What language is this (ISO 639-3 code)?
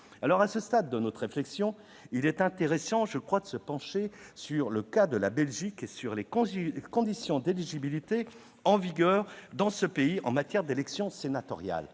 fra